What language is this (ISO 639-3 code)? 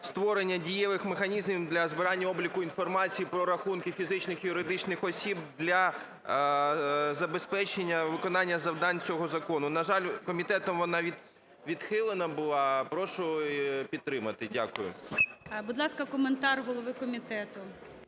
ukr